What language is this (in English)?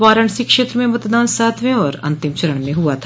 Hindi